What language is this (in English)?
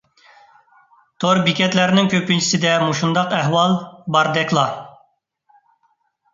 Uyghur